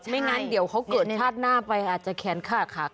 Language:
Thai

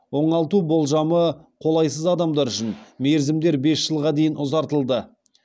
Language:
Kazakh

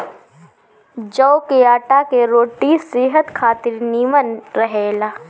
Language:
Bhojpuri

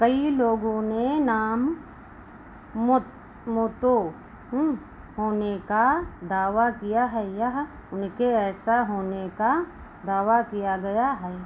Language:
Hindi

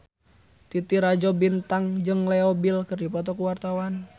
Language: Sundanese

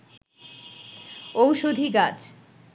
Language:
Bangla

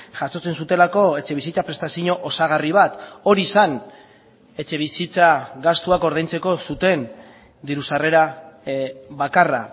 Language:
Basque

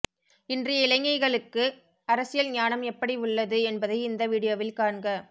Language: Tamil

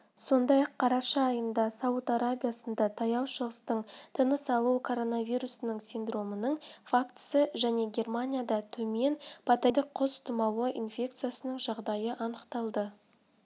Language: Kazakh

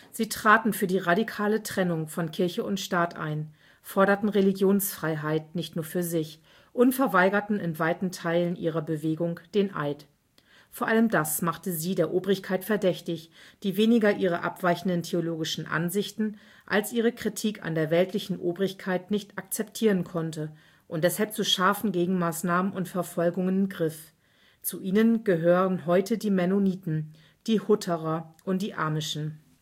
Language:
German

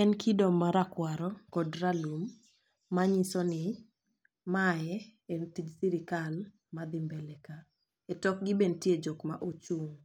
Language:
Luo (Kenya and Tanzania)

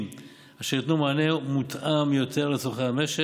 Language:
Hebrew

